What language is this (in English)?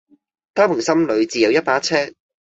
Cantonese